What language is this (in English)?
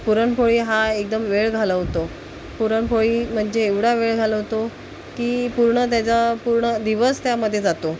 Marathi